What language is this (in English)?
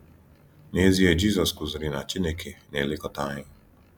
Igbo